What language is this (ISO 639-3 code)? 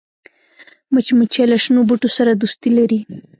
pus